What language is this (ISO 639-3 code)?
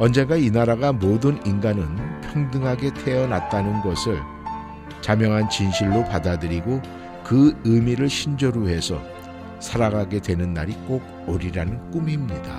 kor